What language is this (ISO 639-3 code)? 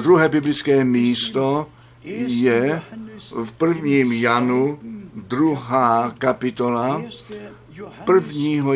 ces